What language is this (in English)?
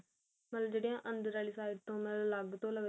Punjabi